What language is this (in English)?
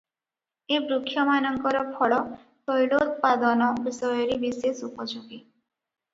Odia